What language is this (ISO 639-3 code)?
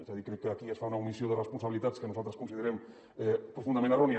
cat